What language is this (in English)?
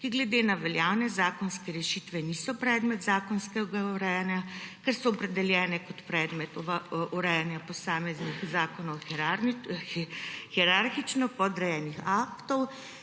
Slovenian